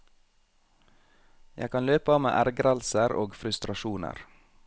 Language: Norwegian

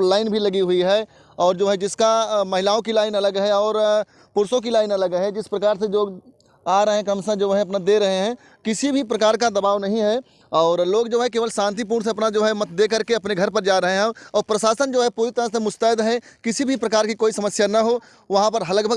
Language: Hindi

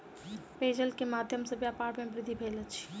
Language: Maithili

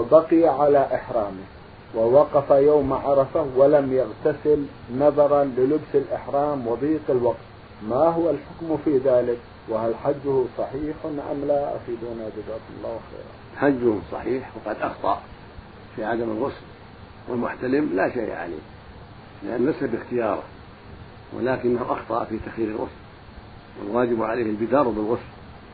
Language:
Arabic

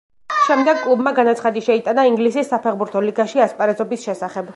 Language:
Georgian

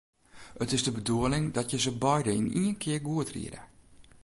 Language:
Western Frisian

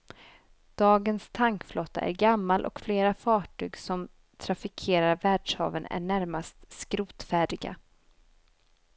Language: Swedish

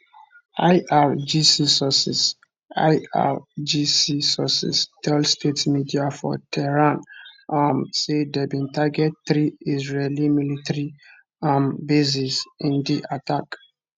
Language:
Nigerian Pidgin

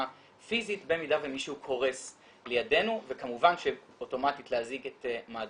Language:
Hebrew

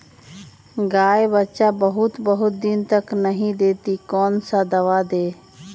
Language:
Magahi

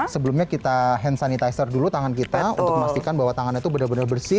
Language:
Indonesian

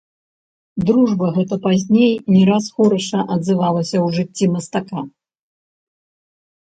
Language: Belarusian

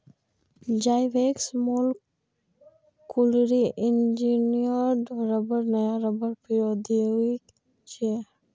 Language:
Maithili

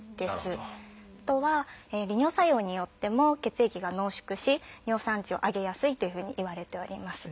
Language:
Japanese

